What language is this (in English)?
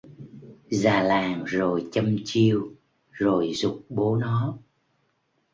Vietnamese